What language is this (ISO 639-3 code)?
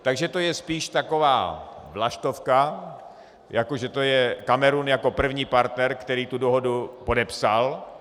ces